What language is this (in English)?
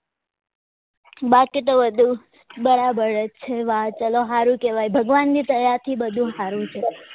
Gujarati